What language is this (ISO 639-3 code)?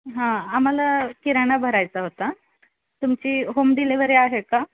mar